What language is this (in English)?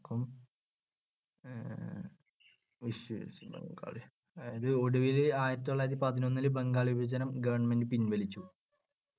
Malayalam